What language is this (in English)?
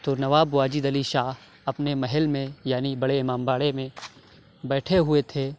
Urdu